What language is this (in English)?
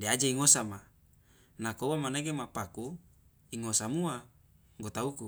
Loloda